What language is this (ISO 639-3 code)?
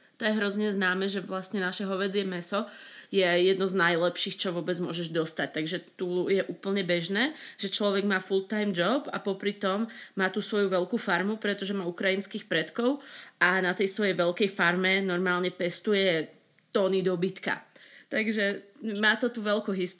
slk